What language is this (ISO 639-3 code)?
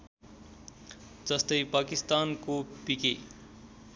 nep